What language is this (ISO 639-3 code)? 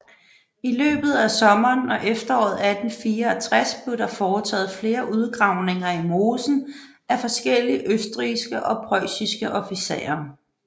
dan